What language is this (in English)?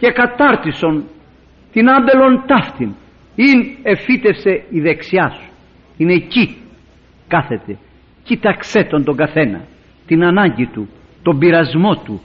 Greek